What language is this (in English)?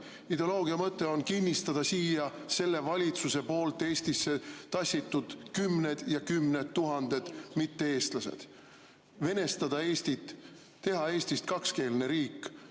Estonian